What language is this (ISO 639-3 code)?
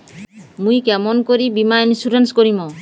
ben